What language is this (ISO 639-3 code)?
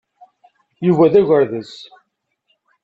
kab